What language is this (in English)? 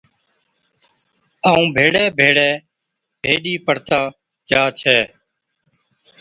Od